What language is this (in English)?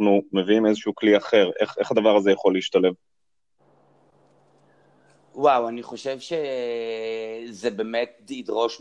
Hebrew